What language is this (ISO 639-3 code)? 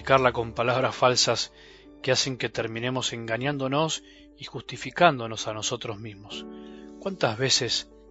spa